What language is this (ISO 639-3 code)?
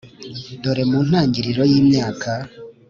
kin